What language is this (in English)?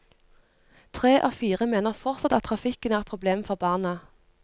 Norwegian